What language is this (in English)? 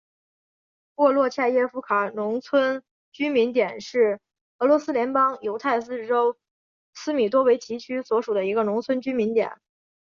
Chinese